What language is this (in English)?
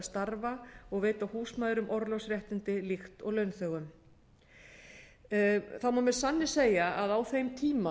Icelandic